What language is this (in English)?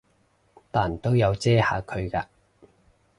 Cantonese